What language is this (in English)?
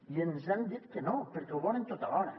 Catalan